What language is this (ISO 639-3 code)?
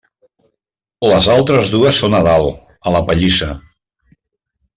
cat